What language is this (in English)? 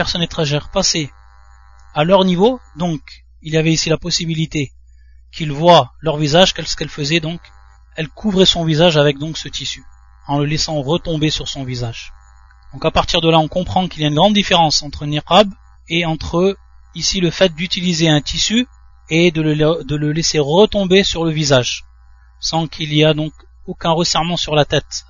French